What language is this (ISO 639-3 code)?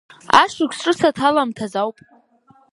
abk